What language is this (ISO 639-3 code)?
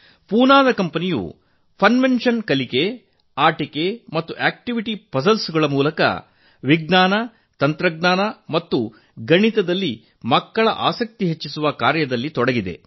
kan